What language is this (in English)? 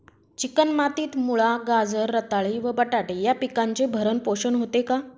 Marathi